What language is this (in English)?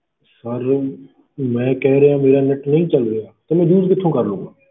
Punjabi